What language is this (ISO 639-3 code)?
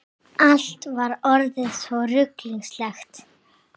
isl